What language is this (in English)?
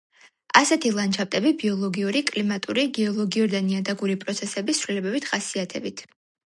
Georgian